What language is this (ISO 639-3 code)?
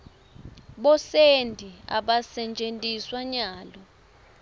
ssw